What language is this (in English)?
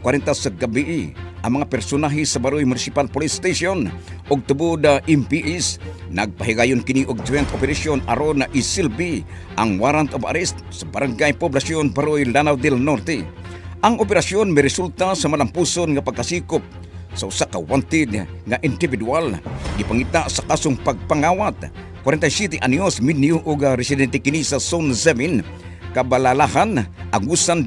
Filipino